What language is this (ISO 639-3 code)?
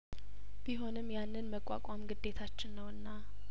amh